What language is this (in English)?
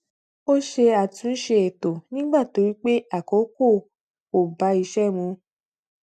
Yoruba